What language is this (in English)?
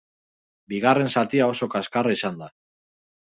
Basque